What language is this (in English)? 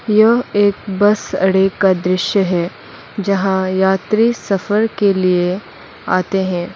Hindi